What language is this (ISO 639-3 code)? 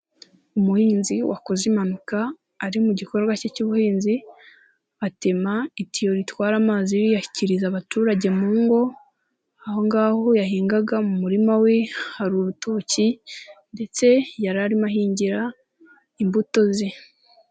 kin